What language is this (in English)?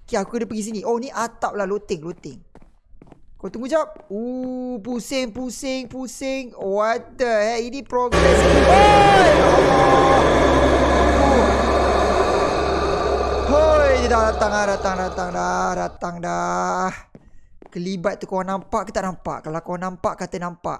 Malay